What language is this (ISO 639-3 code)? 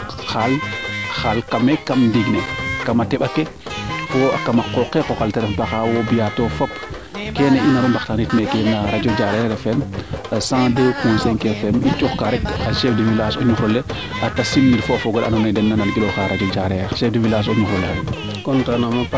srr